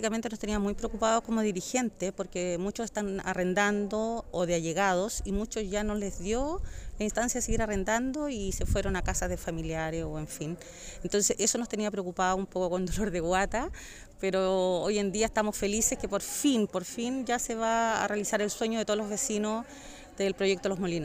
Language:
Spanish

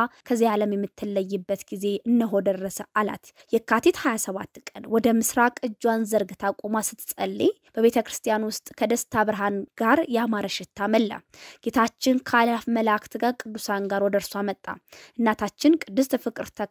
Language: Arabic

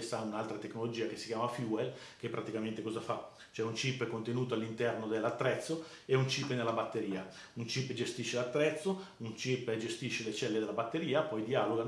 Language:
Italian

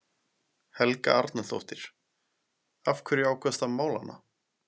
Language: Icelandic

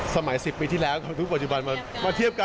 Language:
Thai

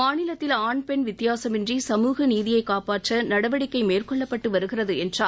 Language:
Tamil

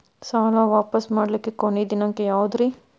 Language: Kannada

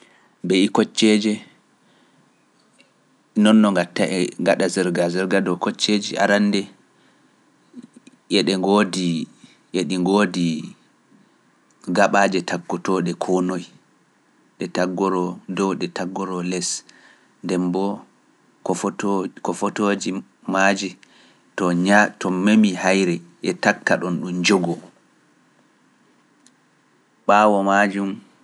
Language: Pular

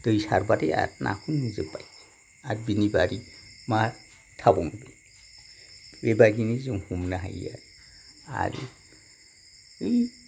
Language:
Bodo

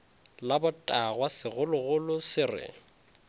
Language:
Northern Sotho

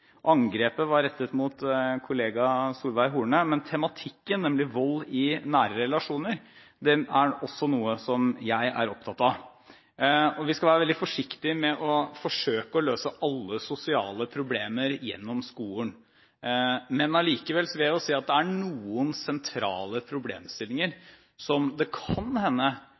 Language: Norwegian Bokmål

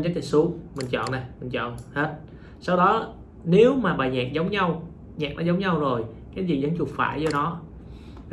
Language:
Vietnamese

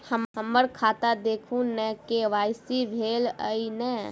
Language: Maithili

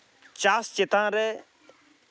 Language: Santali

